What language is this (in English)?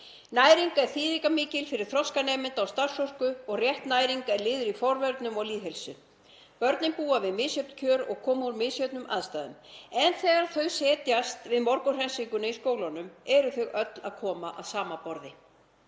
Icelandic